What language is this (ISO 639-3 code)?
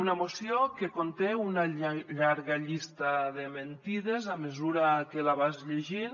cat